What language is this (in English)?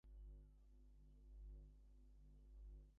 English